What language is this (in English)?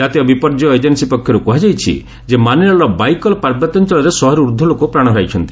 Odia